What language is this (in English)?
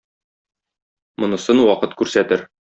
Tatar